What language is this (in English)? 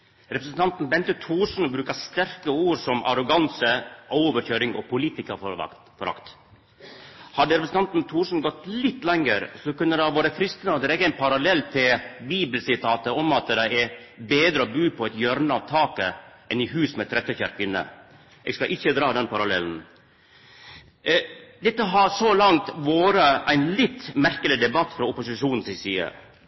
Norwegian